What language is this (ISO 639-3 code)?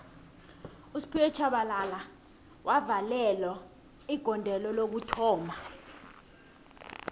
nbl